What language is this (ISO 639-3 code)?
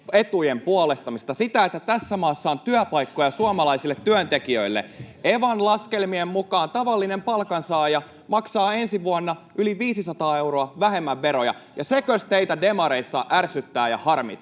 fin